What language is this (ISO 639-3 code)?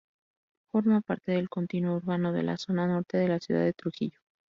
spa